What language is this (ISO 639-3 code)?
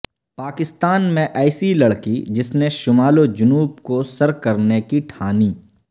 urd